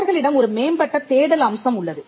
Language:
Tamil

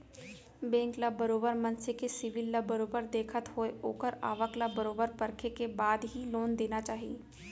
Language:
Chhattisgarhi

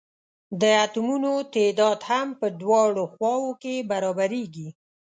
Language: Pashto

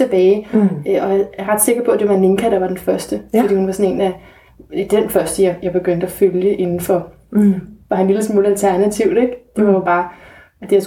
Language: Danish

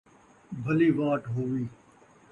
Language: Saraiki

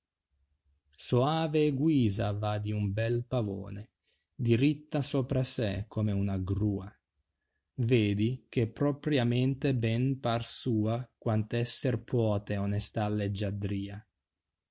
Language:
Italian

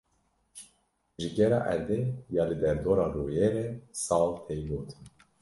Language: Kurdish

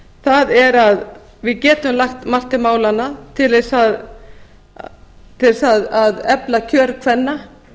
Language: Icelandic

